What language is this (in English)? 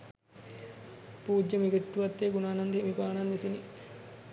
Sinhala